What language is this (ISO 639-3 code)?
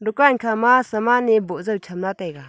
nnp